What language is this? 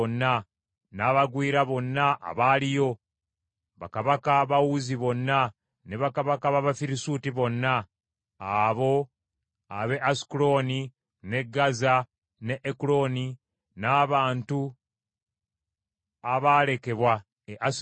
Ganda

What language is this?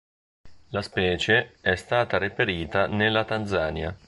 Italian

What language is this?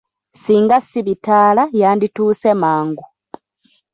Ganda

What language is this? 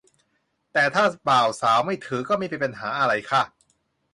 Thai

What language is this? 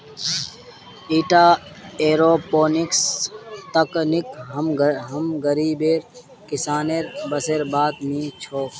Magahi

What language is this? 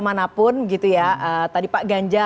Indonesian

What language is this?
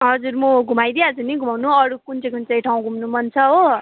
Nepali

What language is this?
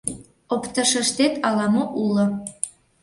Mari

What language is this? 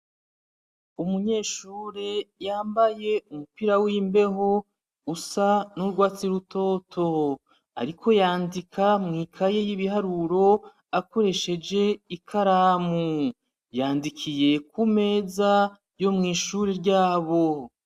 Rundi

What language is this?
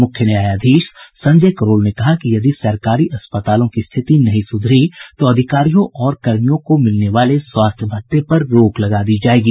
Hindi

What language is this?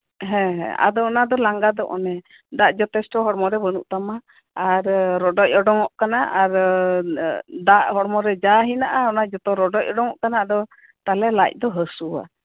Santali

